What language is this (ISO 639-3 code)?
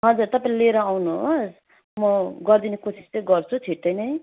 nep